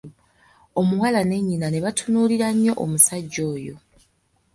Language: Ganda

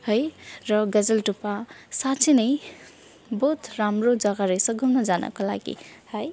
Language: Nepali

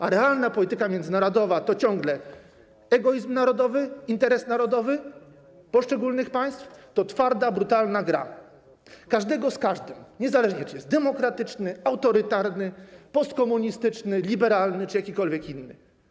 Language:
Polish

